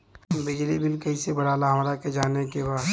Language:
Bhojpuri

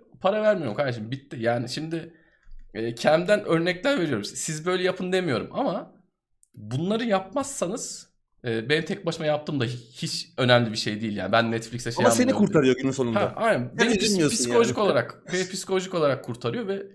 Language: Turkish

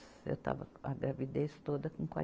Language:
Portuguese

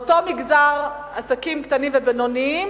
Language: Hebrew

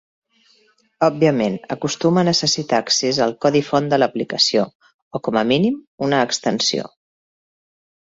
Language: Catalan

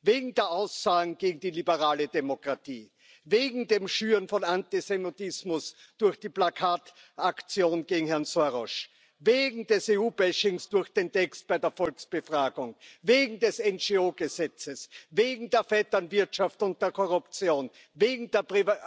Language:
German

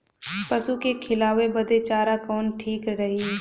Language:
Bhojpuri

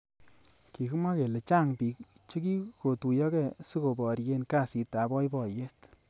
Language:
Kalenjin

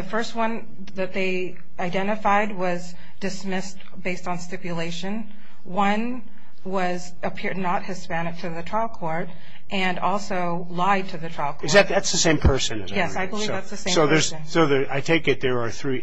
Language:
English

